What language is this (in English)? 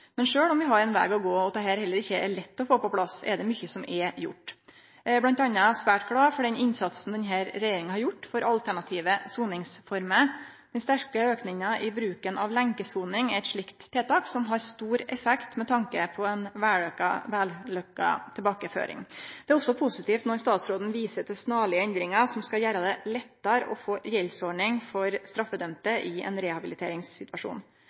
Norwegian Nynorsk